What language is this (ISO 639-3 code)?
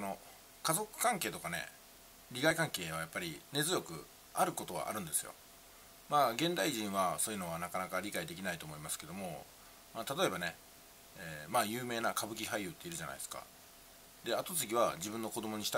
jpn